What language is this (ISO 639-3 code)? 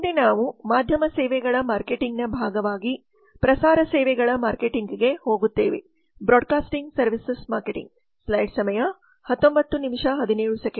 kan